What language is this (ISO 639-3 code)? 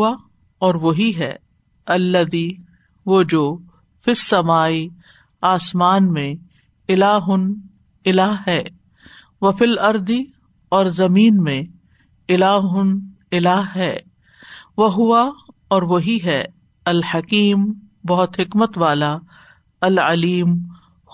urd